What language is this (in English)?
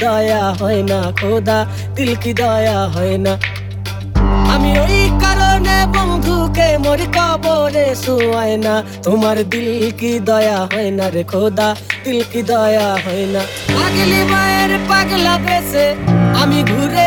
Hebrew